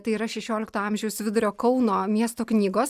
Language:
Lithuanian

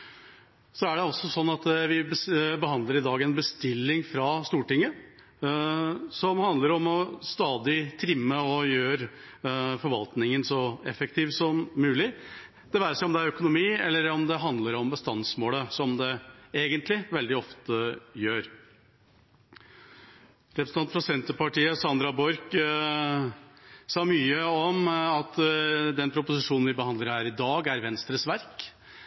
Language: Norwegian Bokmål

